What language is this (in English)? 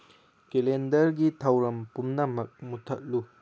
Manipuri